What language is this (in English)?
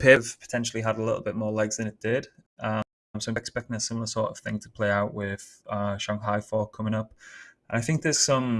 English